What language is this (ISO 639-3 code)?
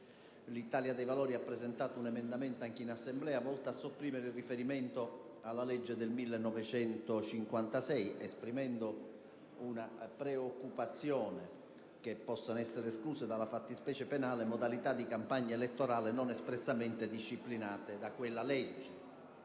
ita